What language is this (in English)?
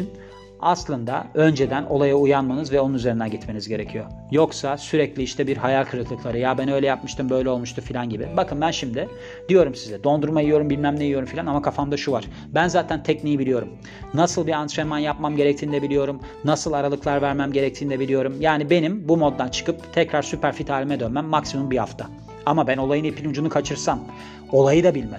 Turkish